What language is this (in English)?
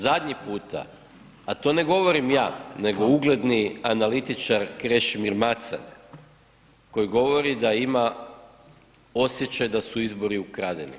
Croatian